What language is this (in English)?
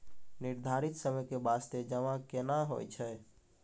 Maithili